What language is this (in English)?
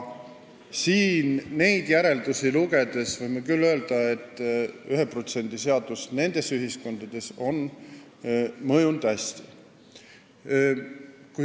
Estonian